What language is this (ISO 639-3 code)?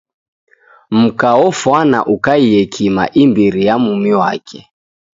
dav